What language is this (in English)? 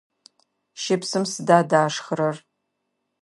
Adyghe